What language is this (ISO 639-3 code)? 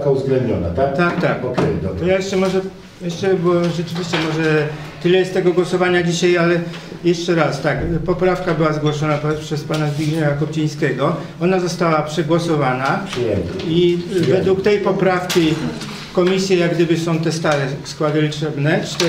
pol